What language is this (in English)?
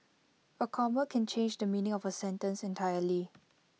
English